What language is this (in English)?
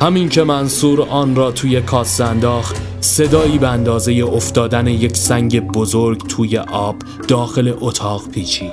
Persian